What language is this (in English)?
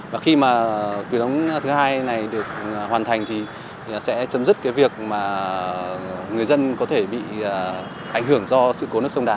Vietnamese